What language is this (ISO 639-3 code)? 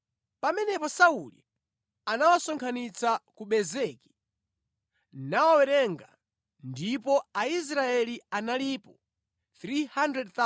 nya